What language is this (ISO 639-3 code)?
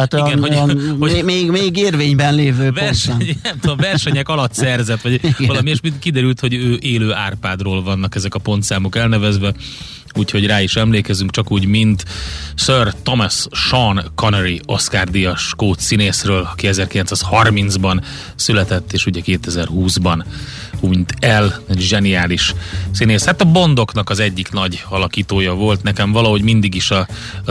hun